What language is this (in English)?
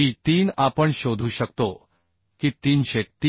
Marathi